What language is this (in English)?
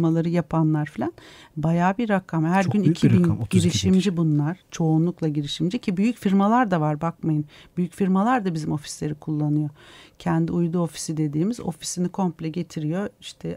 Turkish